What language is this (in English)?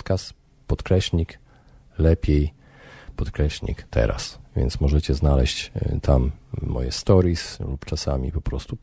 Polish